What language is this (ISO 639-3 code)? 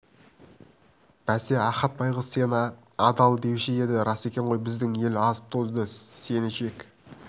kaz